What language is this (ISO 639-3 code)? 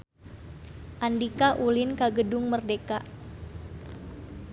sun